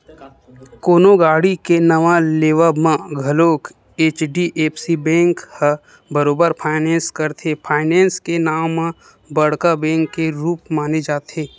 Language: Chhattisgarhi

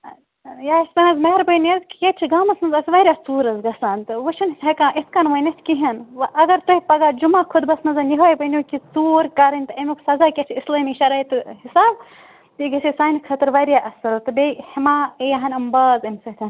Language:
Kashmiri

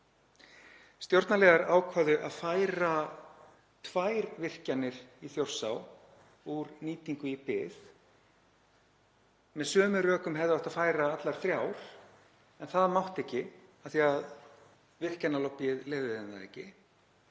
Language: Icelandic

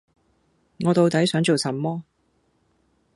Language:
Cantonese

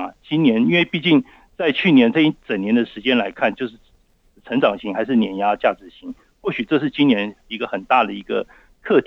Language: Chinese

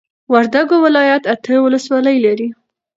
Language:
Pashto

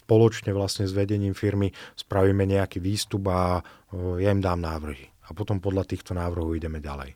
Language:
Slovak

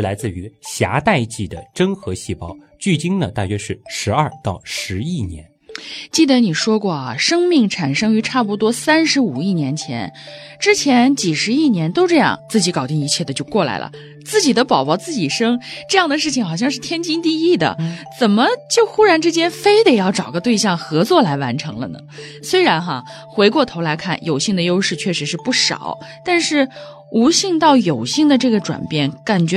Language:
Chinese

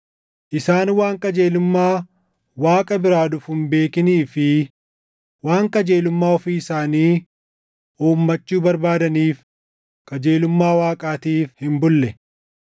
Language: Oromo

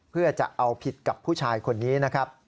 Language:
Thai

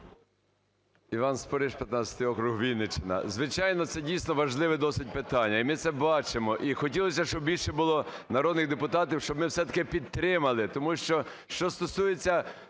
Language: Ukrainian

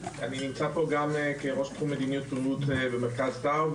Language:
Hebrew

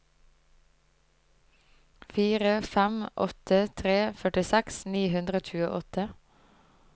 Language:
Norwegian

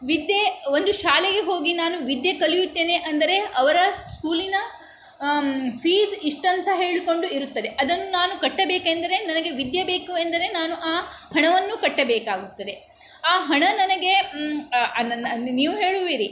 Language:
Kannada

